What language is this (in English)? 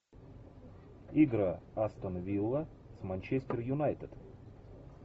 Russian